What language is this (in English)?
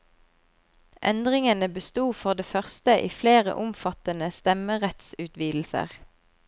Norwegian